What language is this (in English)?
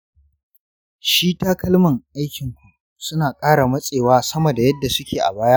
Hausa